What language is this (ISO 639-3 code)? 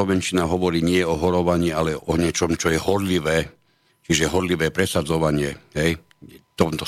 slk